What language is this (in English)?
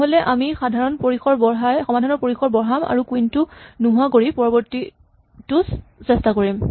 Assamese